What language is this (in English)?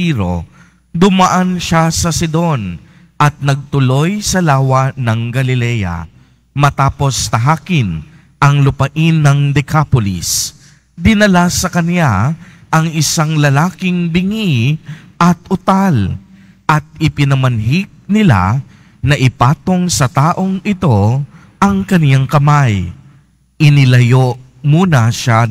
Filipino